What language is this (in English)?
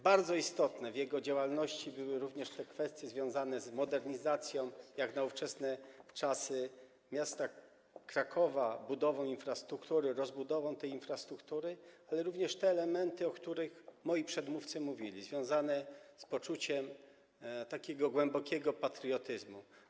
Polish